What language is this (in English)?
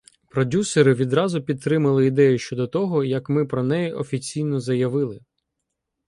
Ukrainian